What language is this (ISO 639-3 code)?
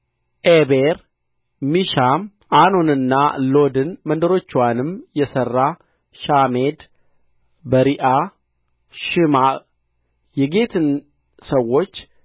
amh